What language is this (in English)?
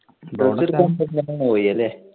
Malayalam